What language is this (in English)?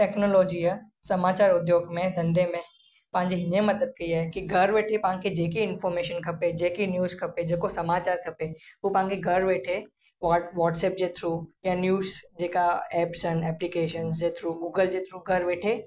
Sindhi